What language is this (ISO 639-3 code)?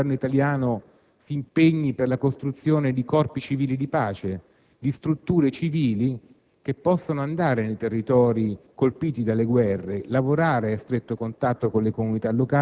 ita